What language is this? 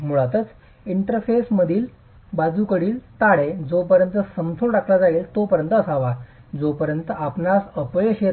Marathi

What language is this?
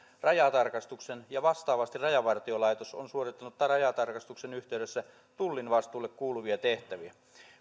Finnish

